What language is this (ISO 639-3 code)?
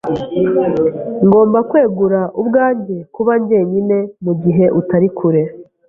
kin